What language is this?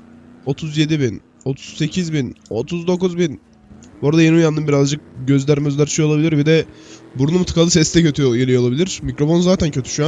Turkish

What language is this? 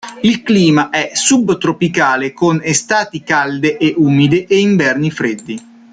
Italian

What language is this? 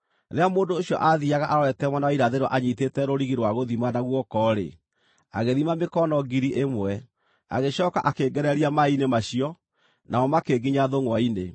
Kikuyu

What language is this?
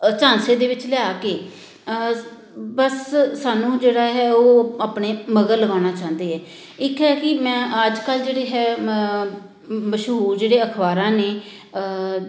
Punjabi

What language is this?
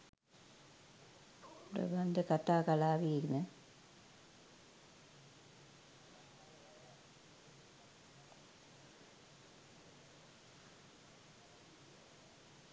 Sinhala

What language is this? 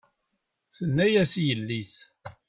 Kabyle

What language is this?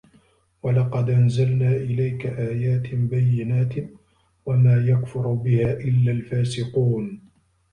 Arabic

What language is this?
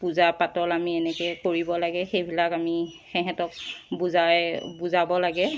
Assamese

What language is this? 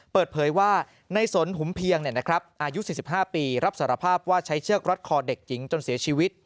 Thai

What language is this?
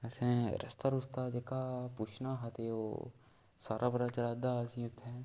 Dogri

